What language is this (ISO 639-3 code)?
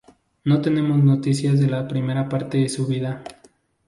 spa